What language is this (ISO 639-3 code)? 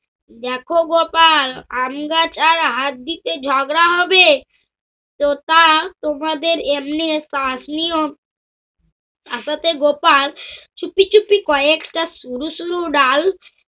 ben